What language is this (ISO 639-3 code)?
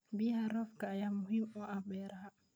som